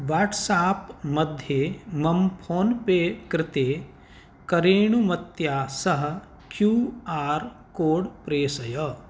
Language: Sanskrit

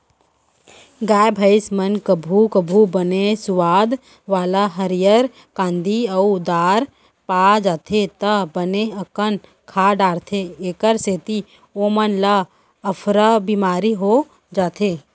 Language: Chhattisgarhi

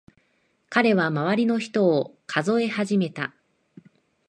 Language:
Japanese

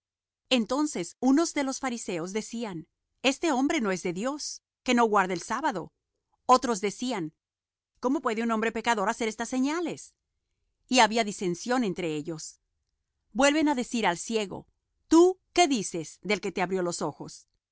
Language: Spanish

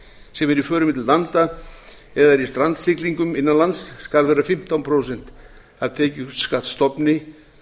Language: Icelandic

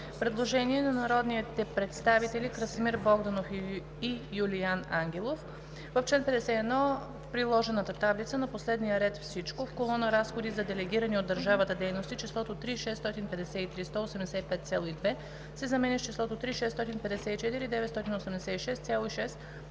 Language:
Bulgarian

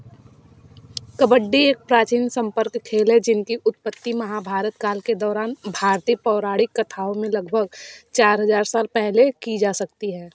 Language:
Hindi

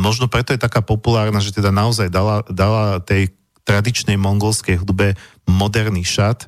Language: Slovak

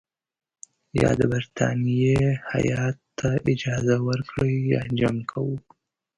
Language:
Pashto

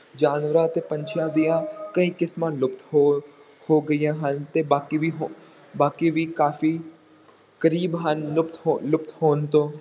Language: Punjabi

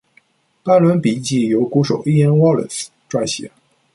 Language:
Chinese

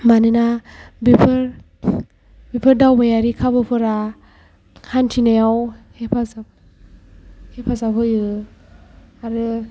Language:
Bodo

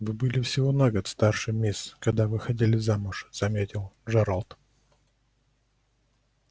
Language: Russian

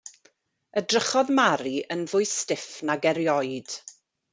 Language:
Welsh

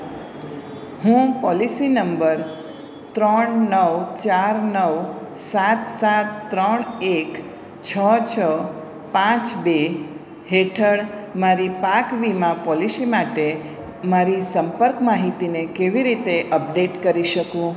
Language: Gujarati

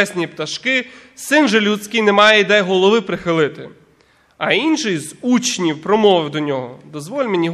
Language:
Ukrainian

